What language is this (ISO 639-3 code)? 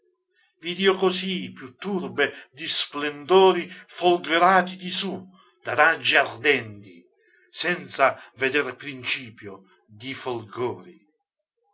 ita